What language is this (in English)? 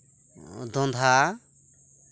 Santali